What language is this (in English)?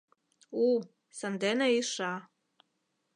Mari